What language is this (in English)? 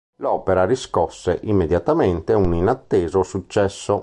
Italian